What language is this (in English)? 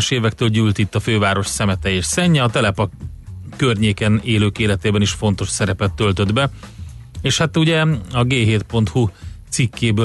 Hungarian